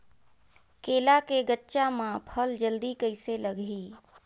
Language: Chhattisgarhi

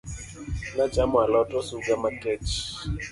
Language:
Luo (Kenya and Tanzania)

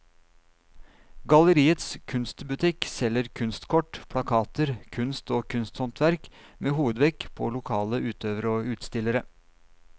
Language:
Norwegian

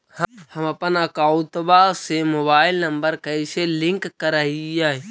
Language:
Magahi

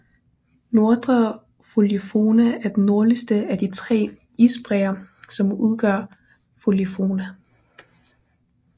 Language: Danish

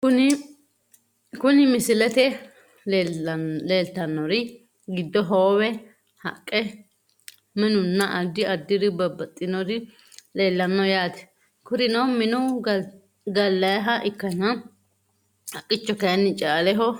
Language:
Sidamo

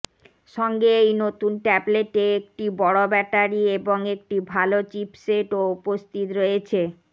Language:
Bangla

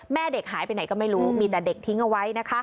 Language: Thai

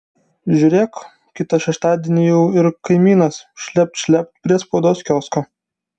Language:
Lithuanian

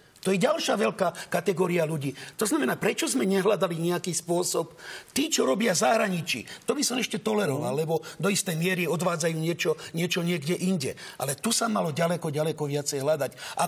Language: Slovak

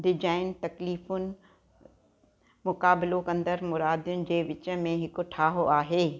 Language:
Sindhi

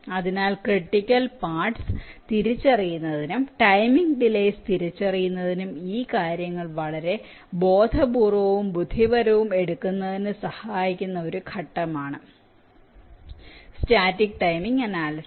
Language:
Malayalam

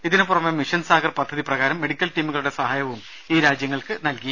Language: Malayalam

